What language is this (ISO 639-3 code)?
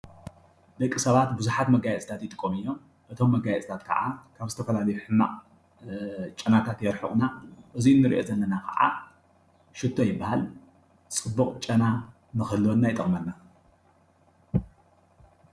tir